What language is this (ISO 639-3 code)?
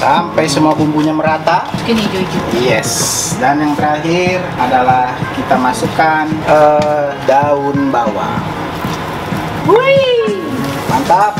ind